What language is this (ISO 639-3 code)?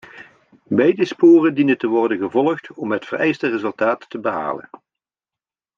nld